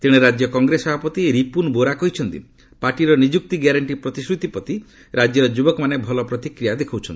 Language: Odia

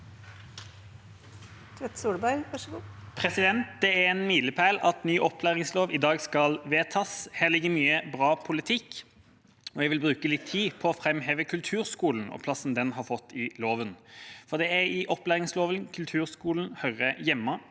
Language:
Norwegian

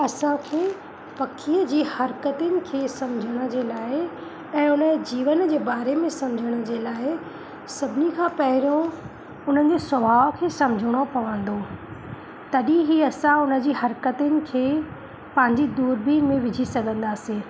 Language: Sindhi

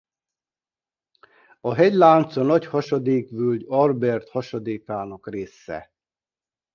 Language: Hungarian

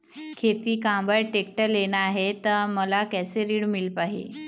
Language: Chhattisgarhi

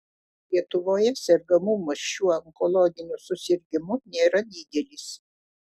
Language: Lithuanian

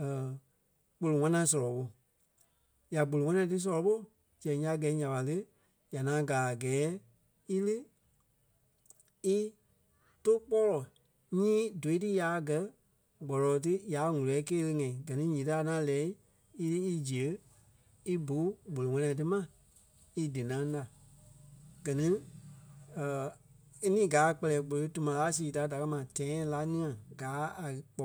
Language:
Kpelle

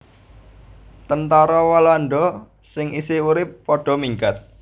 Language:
Javanese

